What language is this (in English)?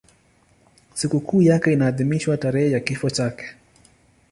Swahili